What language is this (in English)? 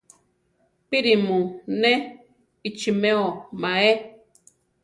Central Tarahumara